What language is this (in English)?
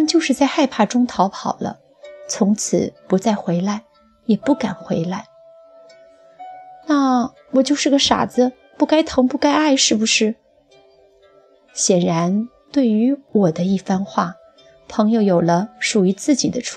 Chinese